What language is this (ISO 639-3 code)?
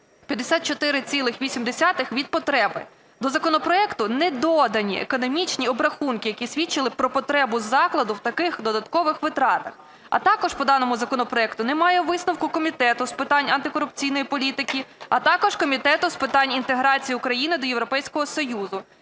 ukr